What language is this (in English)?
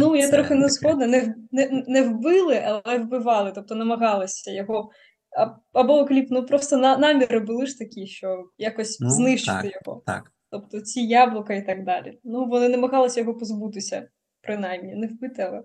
Ukrainian